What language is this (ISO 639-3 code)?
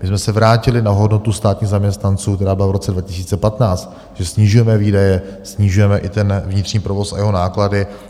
ces